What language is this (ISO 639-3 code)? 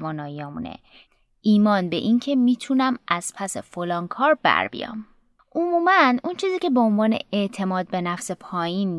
fas